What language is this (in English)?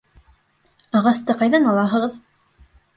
Bashkir